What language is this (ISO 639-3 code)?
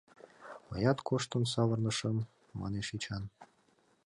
chm